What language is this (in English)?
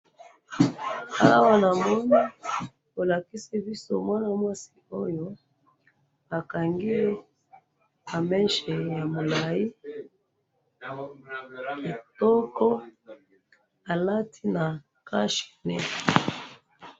Lingala